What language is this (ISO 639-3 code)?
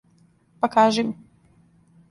srp